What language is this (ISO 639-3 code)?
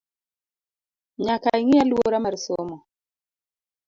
luo